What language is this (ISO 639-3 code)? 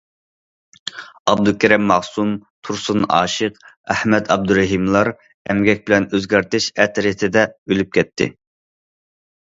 uig